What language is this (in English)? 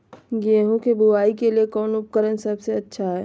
Magahi